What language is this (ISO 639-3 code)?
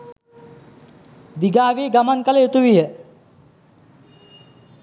sin